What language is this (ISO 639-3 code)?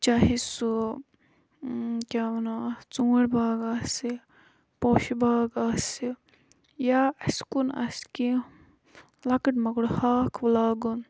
kas